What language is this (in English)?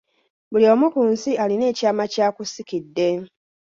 Ganda